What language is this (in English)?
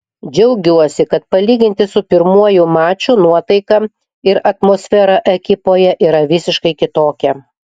Lithuanian